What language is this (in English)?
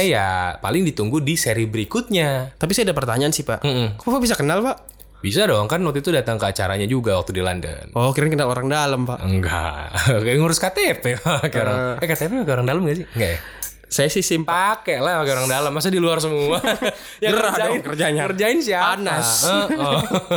Indonesian